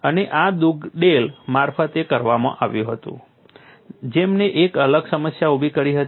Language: Gujarati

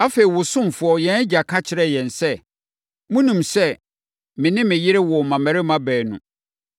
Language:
Akan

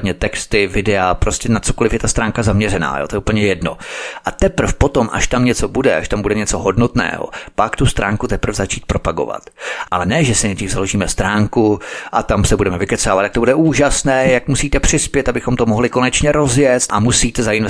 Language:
Czech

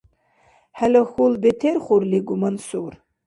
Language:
Dargwa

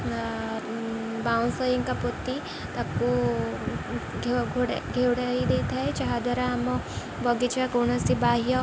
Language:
Odia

